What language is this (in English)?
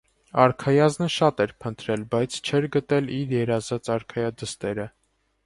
Armenian